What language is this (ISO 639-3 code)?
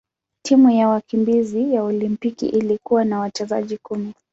swa